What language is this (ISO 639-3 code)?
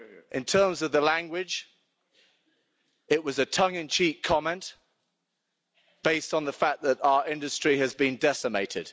eng